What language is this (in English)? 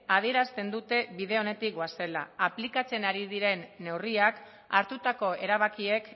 Basque